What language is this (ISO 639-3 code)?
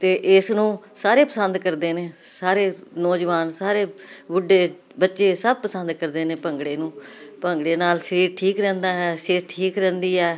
pan